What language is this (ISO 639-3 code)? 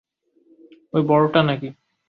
ben